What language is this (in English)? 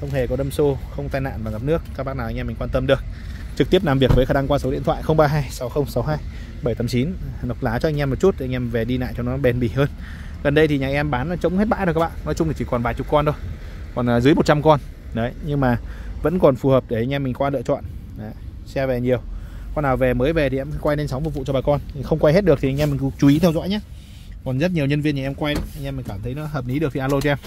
Vietnamese